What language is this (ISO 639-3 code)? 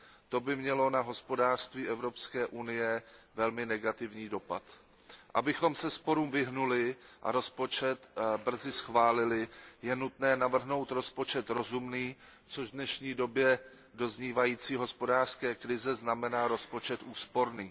ces